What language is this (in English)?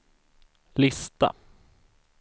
Swedish